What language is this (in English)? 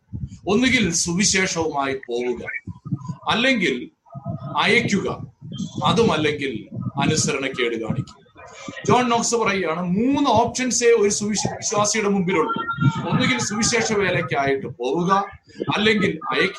Malayalam